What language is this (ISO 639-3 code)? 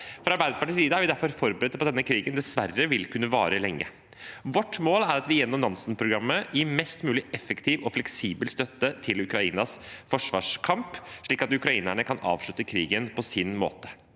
nor